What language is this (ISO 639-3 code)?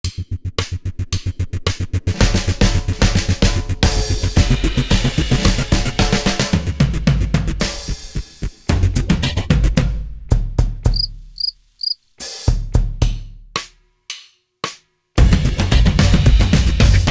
nld